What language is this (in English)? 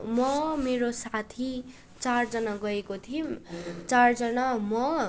Nepali